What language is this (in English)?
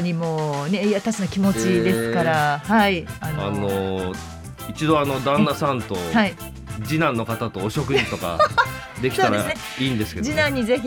Japanese